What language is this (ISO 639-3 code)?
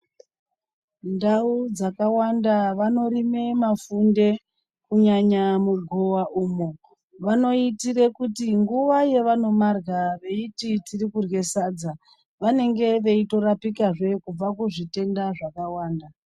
ndc